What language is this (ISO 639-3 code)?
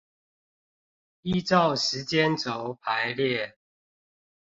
zho